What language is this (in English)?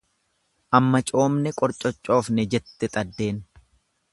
Oromo